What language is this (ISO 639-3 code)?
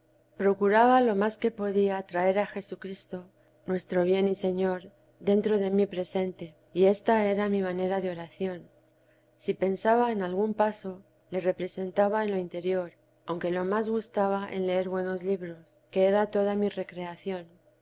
spa